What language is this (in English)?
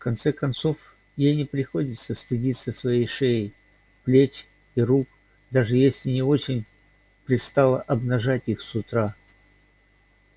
Russian